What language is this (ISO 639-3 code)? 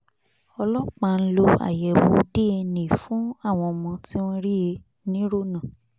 yor